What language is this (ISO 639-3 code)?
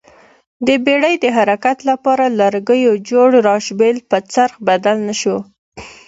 pus